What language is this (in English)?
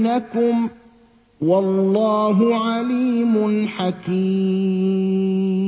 Arabic